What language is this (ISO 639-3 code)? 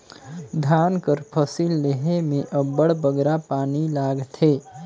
hne